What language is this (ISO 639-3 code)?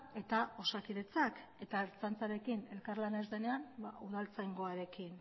eus